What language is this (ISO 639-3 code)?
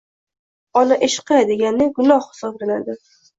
uzb